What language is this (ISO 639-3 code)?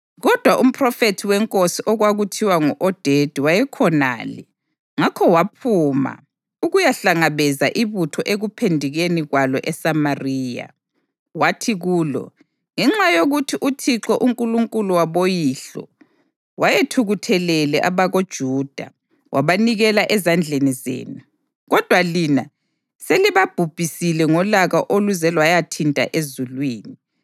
nde